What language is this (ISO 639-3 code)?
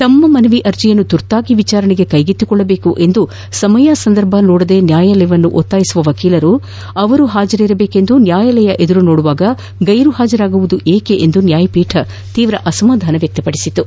kan